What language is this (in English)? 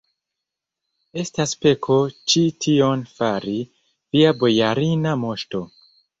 Esperanto